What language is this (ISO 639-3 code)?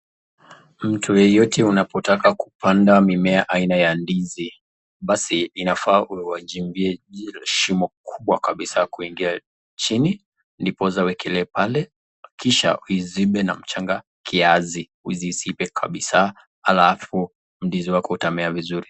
swa